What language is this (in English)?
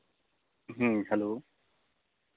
Santali